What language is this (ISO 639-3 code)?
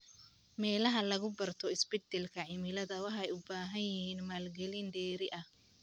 som